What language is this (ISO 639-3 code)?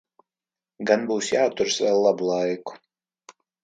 lav